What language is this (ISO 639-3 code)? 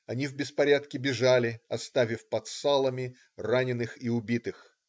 rus